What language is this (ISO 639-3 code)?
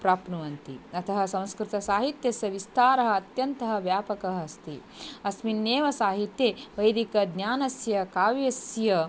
san